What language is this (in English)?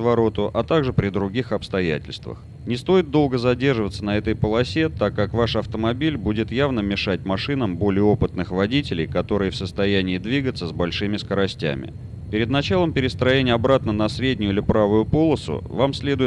Russian